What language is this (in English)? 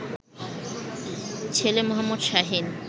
Bangla